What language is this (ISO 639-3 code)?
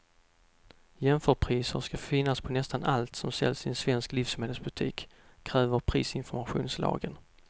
swe